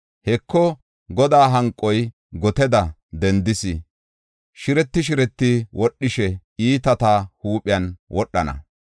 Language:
Gofa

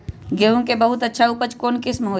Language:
Magahi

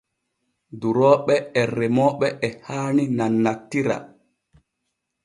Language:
Borgu Fulfulde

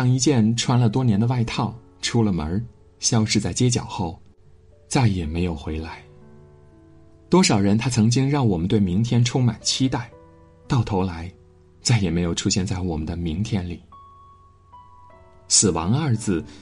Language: Chinese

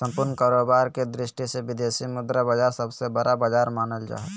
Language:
Magahi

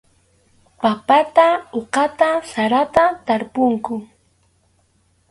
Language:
Arequipa-La Unión Quechua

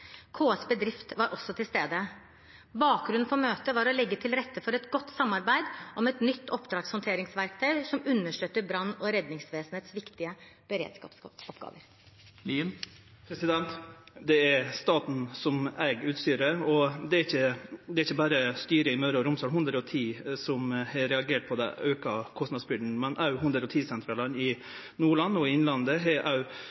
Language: Norwegian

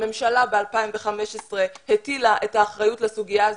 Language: Hebrew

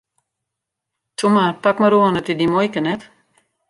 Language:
Western Frisian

